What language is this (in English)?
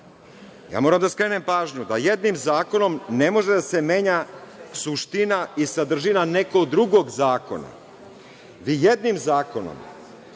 Serbian